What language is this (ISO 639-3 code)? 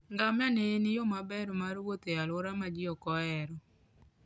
luo